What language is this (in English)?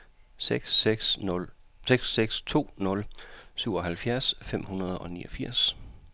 Danish